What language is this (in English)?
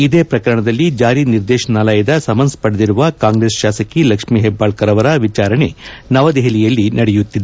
Kannada